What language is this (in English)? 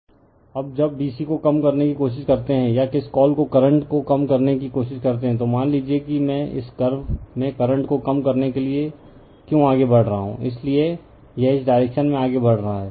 Hindi